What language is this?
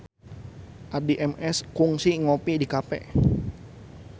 Sundanese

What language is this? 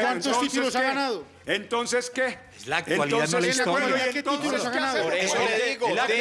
Spanish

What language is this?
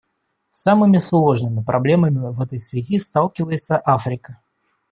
Russian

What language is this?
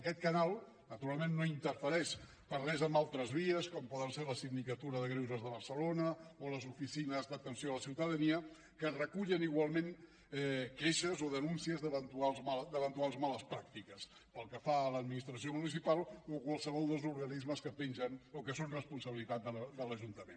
Catalan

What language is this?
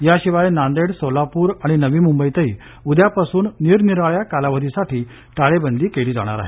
Marathi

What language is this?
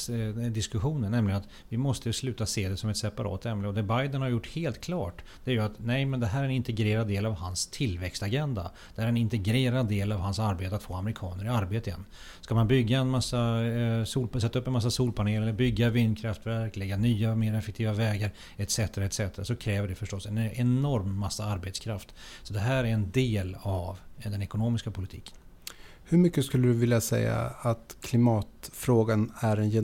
Swedish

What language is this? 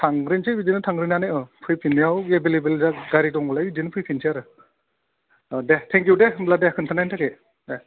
Bodo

